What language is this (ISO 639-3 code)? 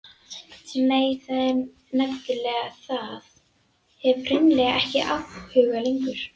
isl